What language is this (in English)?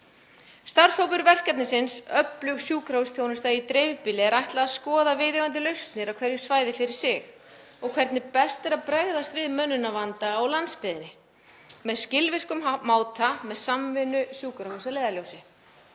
Icelandic